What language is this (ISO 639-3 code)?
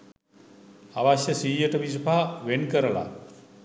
sin